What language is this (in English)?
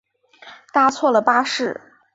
Chinese